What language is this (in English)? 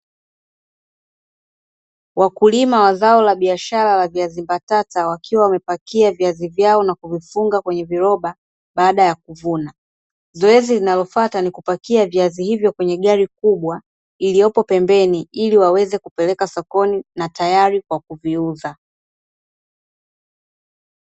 Swahili